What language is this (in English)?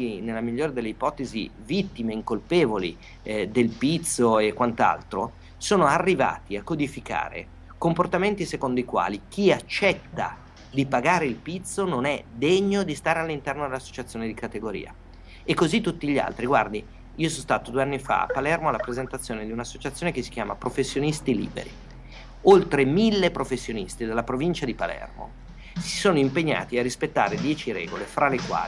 Italian